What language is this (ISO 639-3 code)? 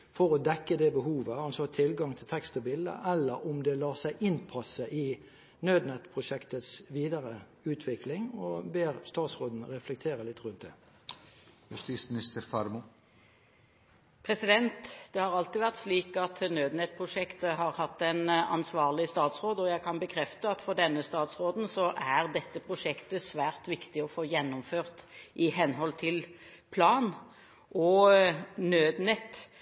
nob